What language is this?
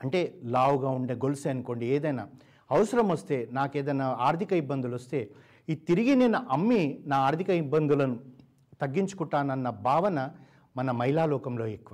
Telugu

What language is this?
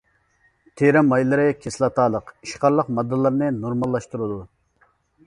Uyghur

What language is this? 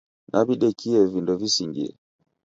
Taita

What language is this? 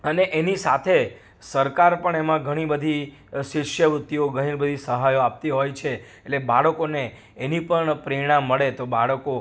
Gujarati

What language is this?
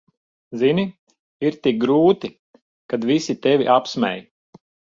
Latvian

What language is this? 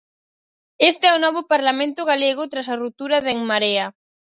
Galician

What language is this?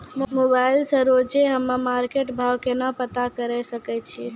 Maithili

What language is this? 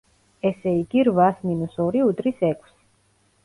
Georgian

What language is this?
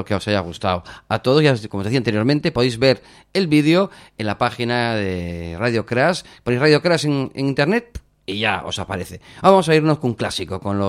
Spanish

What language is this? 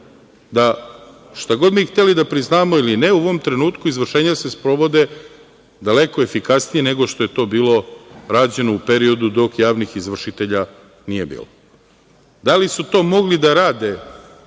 Serbian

